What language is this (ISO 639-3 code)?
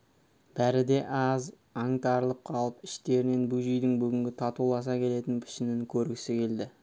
kaz